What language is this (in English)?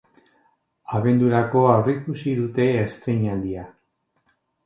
Basque